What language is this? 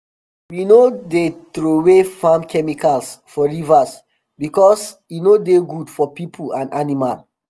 Nigerian Pidgin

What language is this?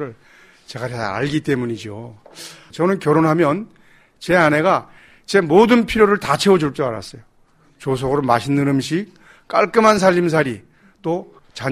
Korean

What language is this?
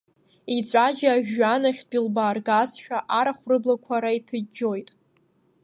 Abkhazian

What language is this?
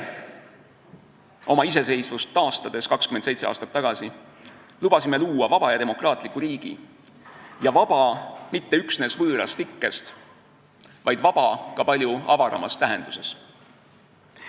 Estonian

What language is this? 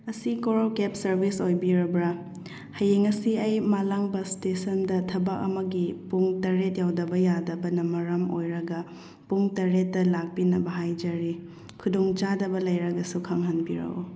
Manipuri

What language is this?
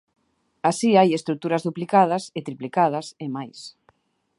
Galician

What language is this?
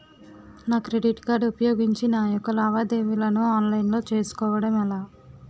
Telugu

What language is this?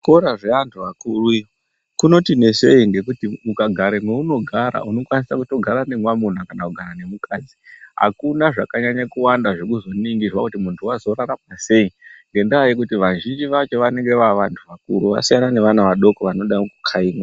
Ndau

